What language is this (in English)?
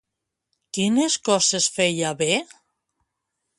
Catalan